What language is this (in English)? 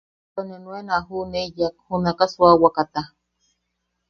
Yaqui